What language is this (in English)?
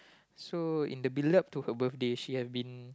English